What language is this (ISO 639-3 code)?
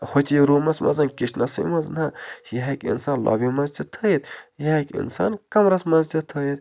kas